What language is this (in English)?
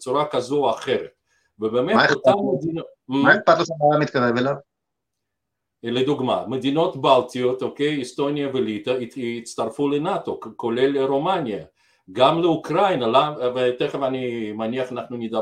Hebrew